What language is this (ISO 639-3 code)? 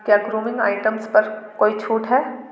hin